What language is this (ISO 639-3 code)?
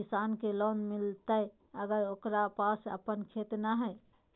mag